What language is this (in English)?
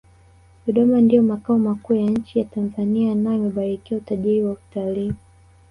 Swahili